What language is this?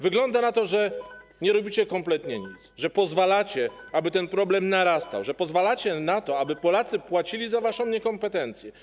Polish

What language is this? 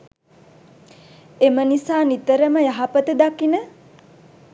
Sinhala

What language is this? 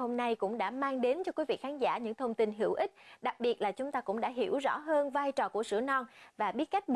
Vietnamese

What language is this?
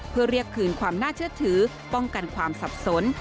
Thai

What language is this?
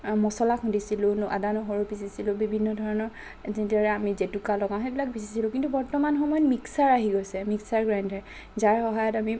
Assamese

